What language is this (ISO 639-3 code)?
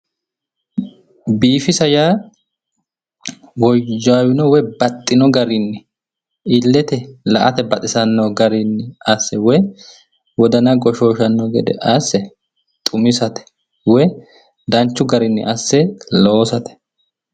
sid